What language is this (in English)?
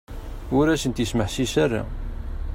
Kabyle